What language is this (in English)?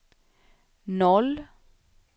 Swedish